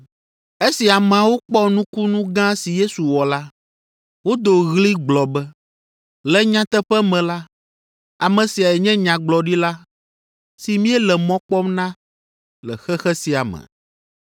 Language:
Ewe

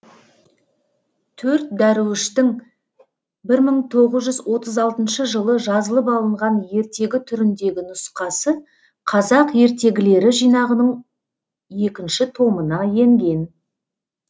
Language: Kazakh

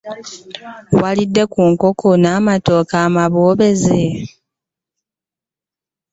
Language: Ganda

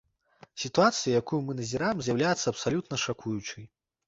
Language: Belarusian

